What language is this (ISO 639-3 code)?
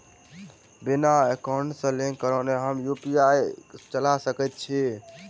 mai